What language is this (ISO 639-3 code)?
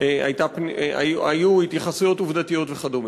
heb